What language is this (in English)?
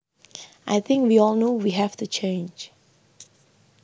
Javanese